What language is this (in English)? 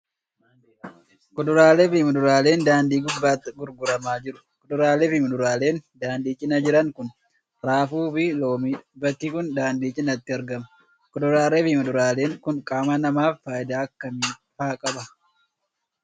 Oromo